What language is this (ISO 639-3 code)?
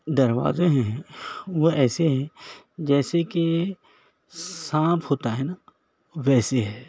urd